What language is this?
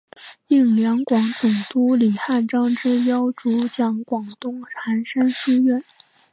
Chinese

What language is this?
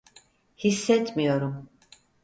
Turkish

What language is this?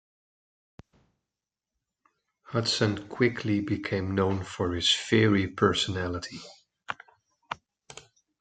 English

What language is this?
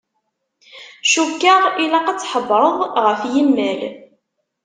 Kabyle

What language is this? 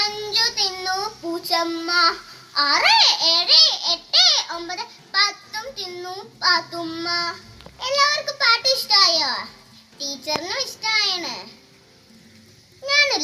Malayalam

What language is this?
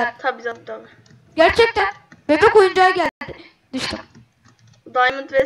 Turkish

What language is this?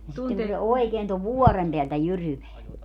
Finnish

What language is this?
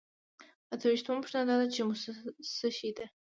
Pashto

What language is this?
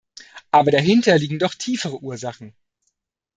German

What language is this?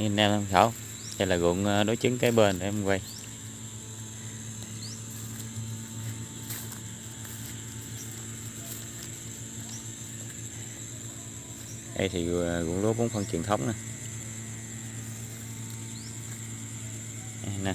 Vietnamese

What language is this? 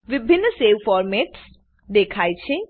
Gujarati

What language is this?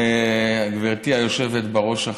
Hebrew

